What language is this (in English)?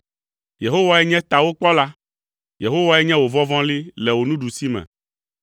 Ewe